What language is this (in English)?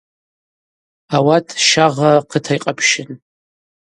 Abaza